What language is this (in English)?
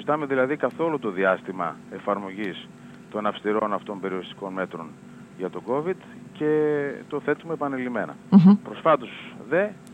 Greek